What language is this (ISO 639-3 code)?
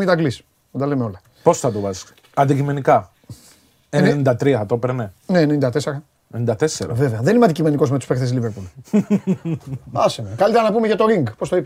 ell